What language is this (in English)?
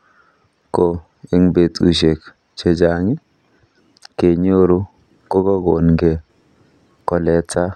Kalenjin